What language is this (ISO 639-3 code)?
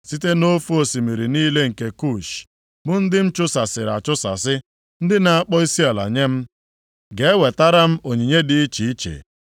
ibo